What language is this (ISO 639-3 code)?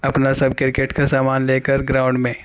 urd